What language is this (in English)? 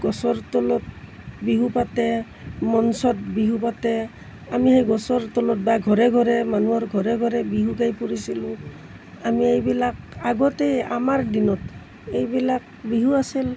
Assamese